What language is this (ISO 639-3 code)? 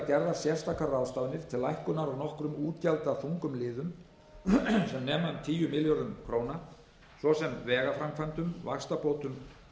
isl